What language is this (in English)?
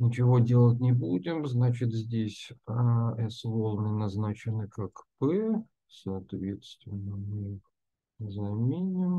Russian